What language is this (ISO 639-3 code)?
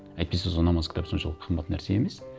kaz